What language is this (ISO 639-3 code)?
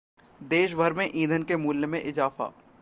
hin